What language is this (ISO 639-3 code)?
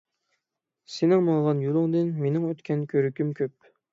uig